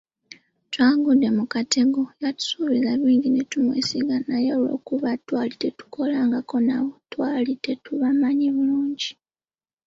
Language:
Ganda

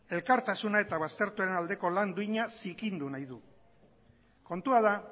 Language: Basque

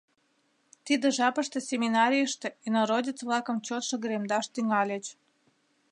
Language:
Mari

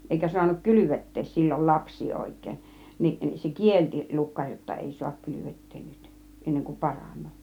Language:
Finnish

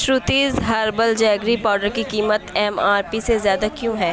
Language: Urdu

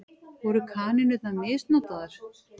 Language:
Icelandic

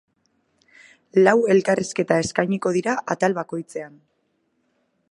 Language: Basque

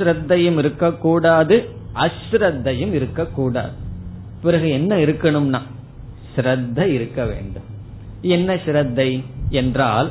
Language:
Tamil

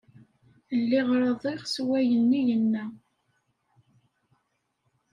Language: Kabyle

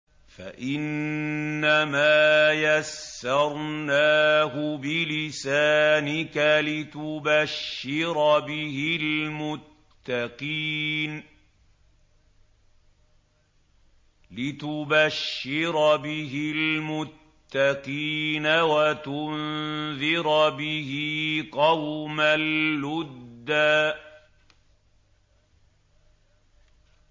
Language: Arabic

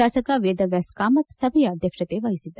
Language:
Kannada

